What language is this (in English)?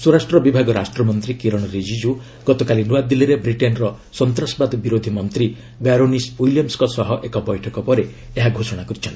Odia